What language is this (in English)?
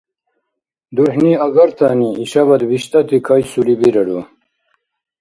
Dargwa